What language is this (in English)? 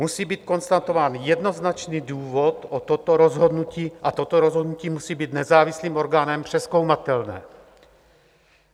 Czech